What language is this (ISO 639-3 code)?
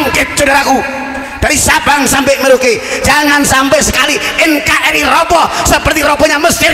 ind